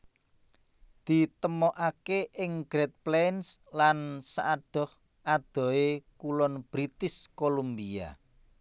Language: Javanese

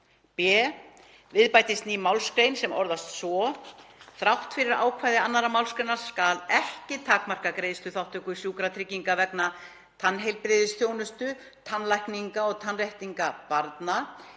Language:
Icelandic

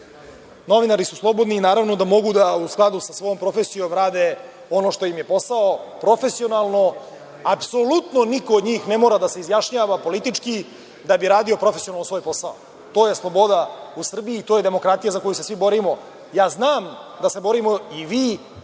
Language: Serbian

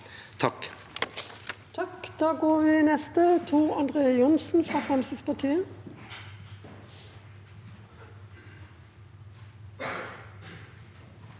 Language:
Norwegian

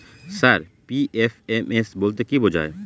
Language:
Bangla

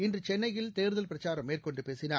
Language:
Tamil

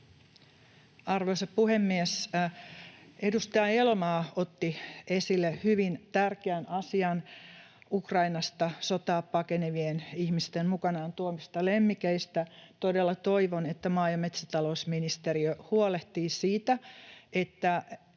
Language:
Finnish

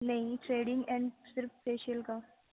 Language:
Urdu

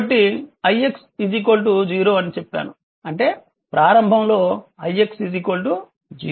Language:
Telugu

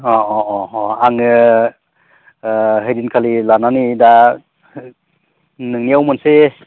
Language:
Bodo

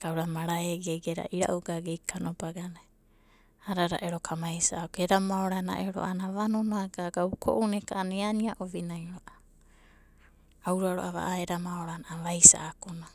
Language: Abadi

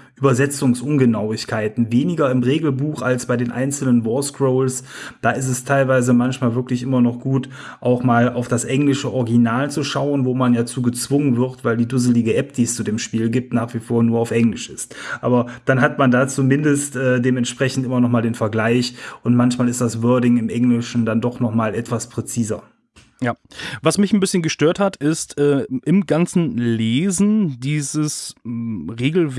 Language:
German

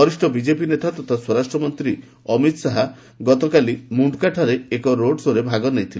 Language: Odia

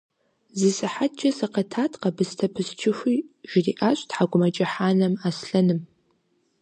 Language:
Kabardian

